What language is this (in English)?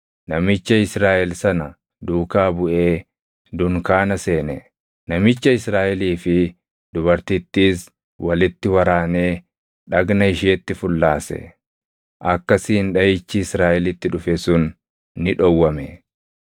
Oromo